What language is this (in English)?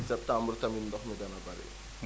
Wolof